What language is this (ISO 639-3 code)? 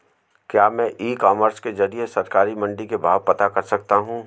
hin